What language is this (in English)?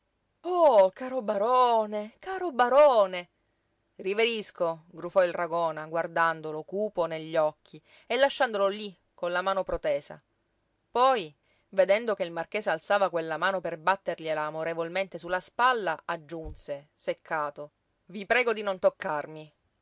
Italian